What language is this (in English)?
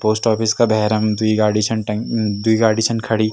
Garhwali